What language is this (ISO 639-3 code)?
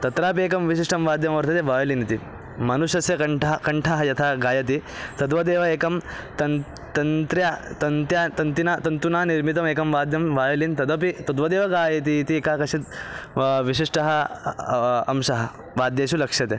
san